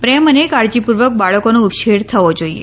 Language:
Gujarati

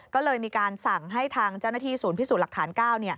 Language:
Thai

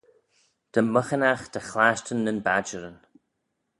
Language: Manx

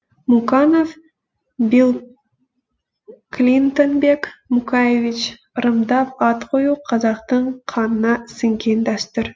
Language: Kazakh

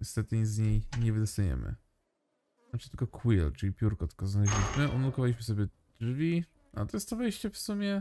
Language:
Polish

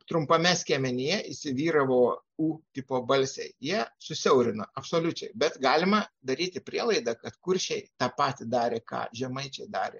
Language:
Lithuanian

